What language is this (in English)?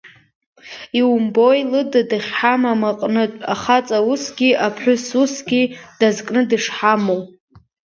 Abkhazian